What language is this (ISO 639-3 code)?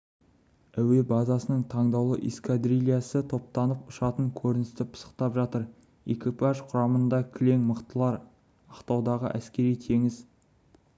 kaz